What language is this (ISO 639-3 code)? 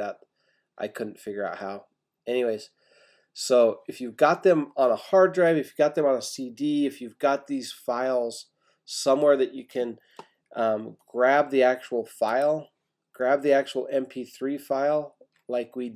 eng